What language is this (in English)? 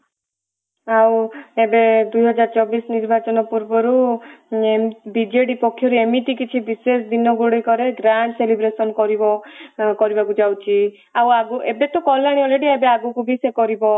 Odia